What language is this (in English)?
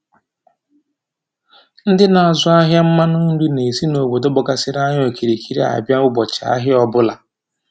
Igbo